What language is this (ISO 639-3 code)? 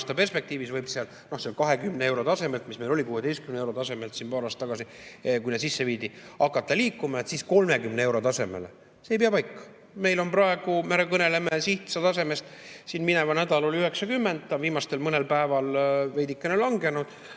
est